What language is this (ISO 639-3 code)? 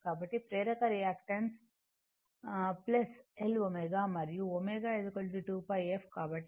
tel